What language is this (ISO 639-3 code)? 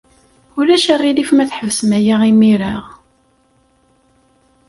kab